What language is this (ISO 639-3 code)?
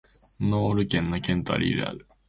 jpn